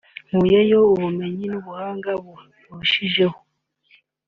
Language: Kinyarwanda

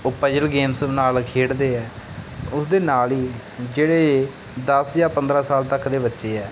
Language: Punjabi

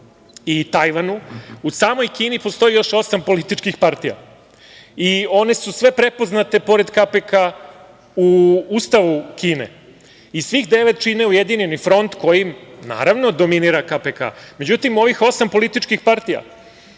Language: Serbian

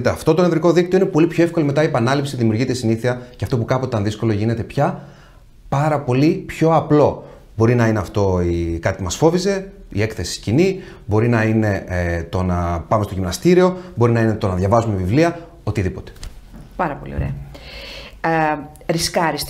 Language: Greek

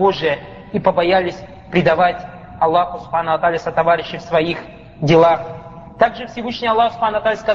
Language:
Russian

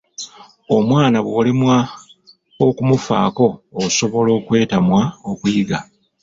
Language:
Ganda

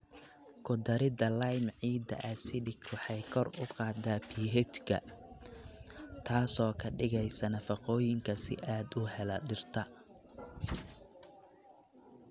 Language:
Somali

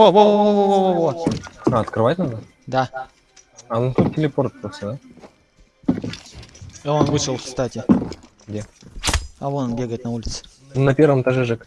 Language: Russian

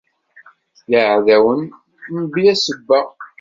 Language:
Kabyle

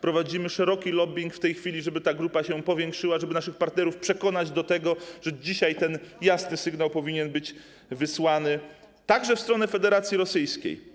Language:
Polish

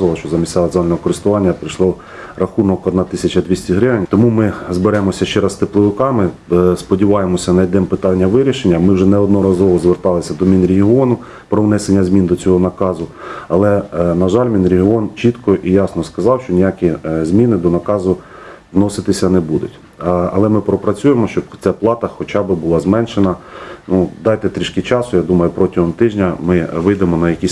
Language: Ukrainian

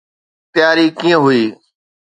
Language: Sindhi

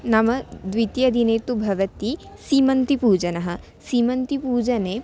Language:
Sanskrit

